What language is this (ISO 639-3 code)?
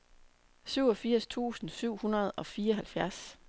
dan